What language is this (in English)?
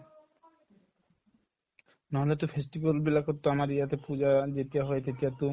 Assamese